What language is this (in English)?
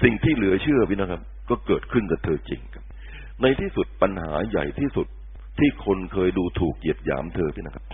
Thai